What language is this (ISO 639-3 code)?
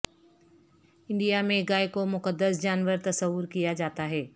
urd